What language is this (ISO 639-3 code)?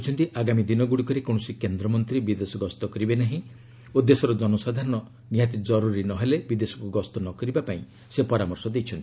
ori